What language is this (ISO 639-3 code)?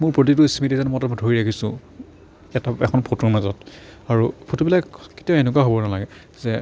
asm